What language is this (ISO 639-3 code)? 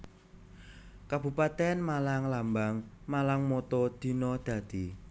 jav